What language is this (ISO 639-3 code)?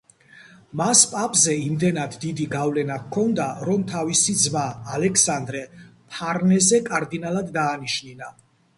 kat